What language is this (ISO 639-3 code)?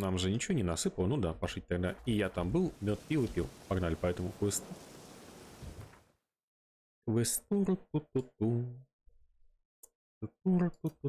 rus